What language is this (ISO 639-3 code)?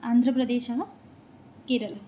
san